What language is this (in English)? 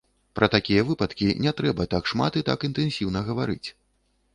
Belarusian